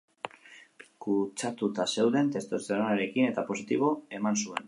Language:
Basque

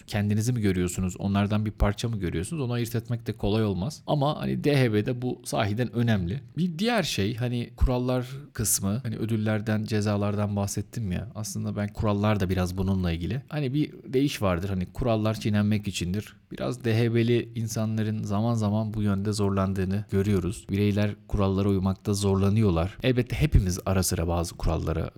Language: Turkish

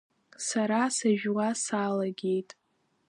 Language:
Abkhazian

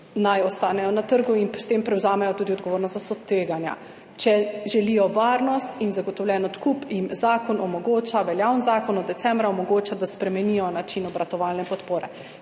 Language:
Slovenian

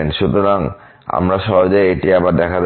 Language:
Bangla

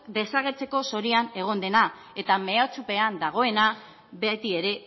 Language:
Basque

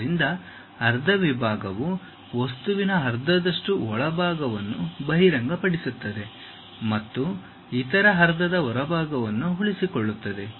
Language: Kannada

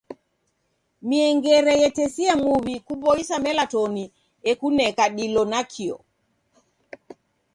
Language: Taita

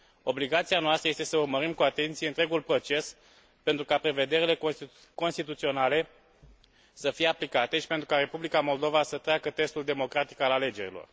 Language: Romanian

